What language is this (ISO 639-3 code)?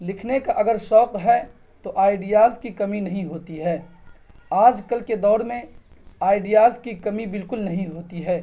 urd